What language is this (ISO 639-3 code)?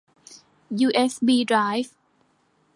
tha